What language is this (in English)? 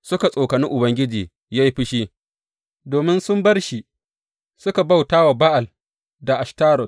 Hausa